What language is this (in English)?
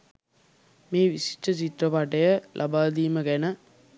Sinhala